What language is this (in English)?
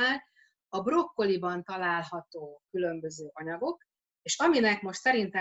Hungarian